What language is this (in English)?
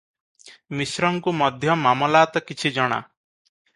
Odia